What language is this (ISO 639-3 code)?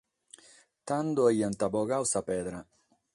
srd